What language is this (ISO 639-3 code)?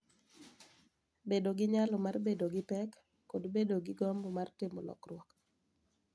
luo